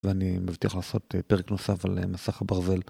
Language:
Hebrew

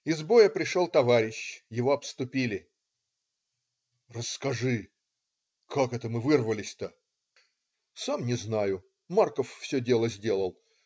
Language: Russian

